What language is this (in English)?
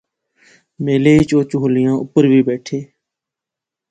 Pahari-Potwari